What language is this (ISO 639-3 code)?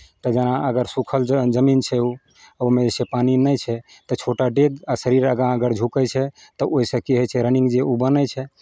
mai